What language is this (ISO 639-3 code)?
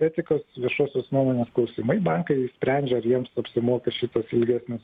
lit